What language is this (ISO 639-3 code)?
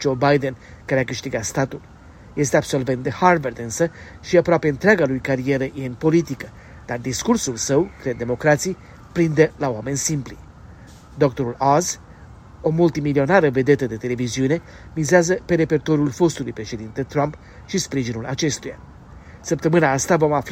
ron